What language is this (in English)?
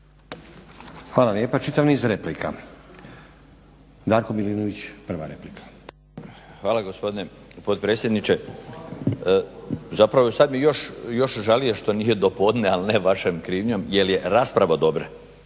Croatian